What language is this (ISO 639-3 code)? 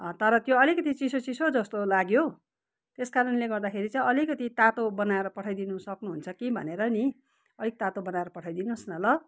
nep